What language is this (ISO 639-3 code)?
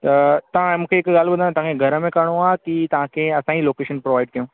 snd